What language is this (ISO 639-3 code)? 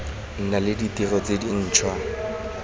tsn